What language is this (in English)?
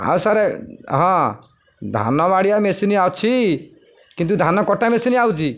Odia